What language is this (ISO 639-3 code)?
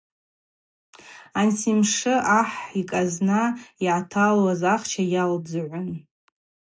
abq